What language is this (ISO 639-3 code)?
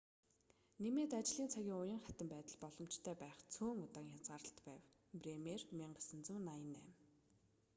mon